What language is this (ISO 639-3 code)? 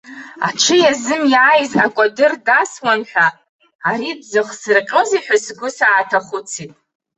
abk